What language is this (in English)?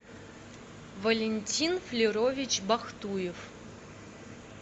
Russian